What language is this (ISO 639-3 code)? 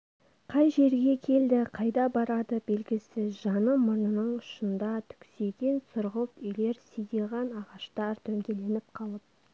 kaz